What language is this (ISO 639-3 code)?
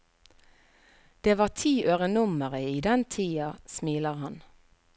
nor